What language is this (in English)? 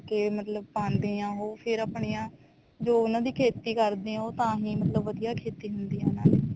Punjabi